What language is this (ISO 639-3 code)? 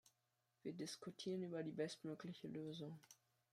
deu